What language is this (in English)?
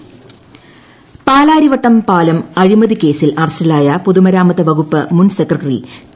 Malayalam